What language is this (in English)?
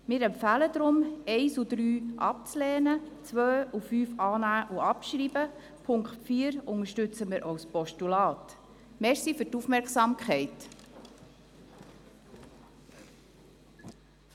Swiss German